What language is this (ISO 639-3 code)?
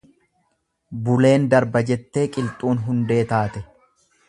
orm